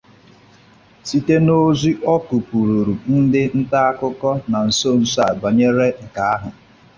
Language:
Igbo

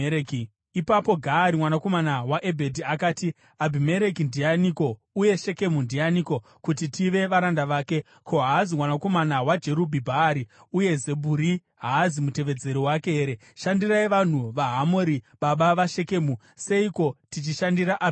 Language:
Shona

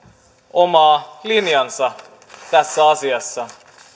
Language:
Finnish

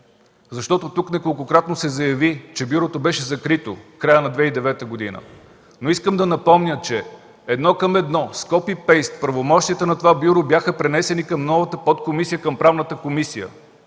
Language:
Bulgarian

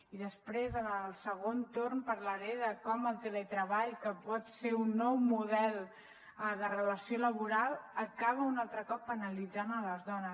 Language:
Catalan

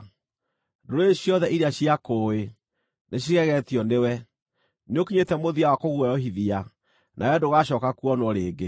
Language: Kikuyu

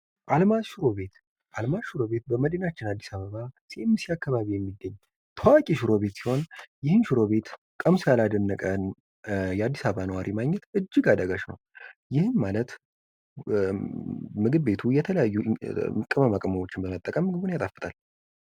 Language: Amharic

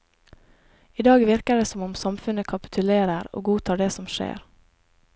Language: Norwegian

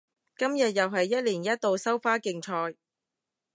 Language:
Cantonese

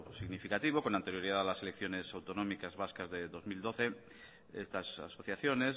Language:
Spanish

